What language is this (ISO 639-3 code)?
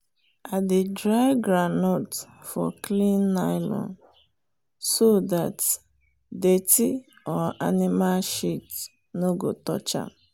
pcm